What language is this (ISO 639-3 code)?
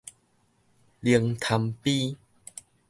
nan